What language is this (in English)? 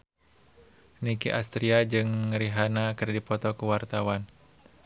Sundanese